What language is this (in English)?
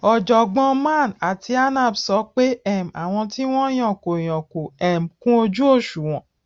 Yoruba